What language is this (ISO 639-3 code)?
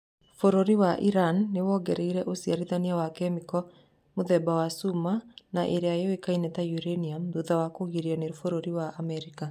kik